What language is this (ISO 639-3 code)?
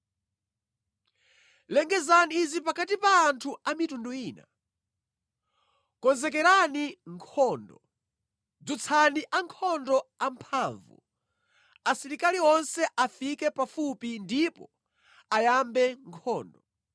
nya